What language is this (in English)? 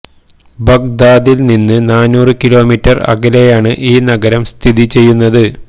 Malayalam